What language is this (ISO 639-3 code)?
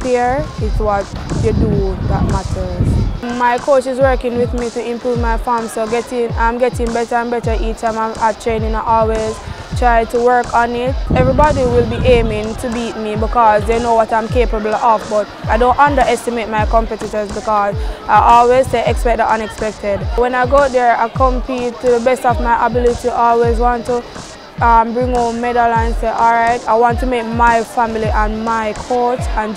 eng